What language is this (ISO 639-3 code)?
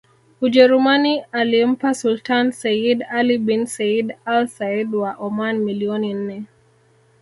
swa